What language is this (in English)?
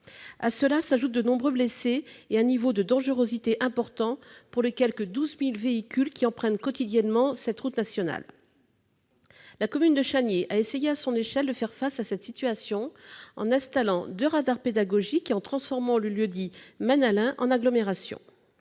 French